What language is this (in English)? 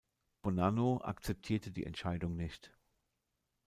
German